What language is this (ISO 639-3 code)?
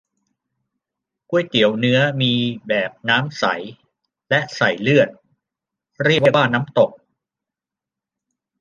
tha